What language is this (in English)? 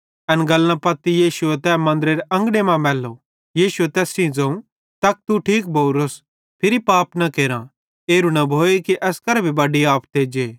Bhadrawahi